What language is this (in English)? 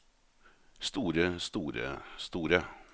Norwegian